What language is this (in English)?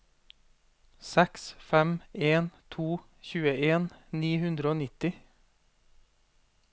Norwegian